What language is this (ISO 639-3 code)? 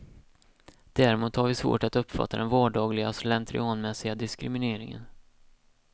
swe